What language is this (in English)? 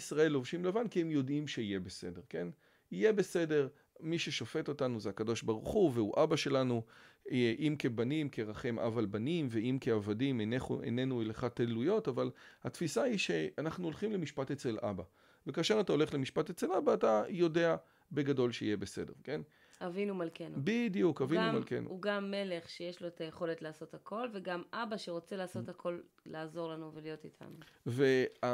Hebrew